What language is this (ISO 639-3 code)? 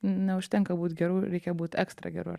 lit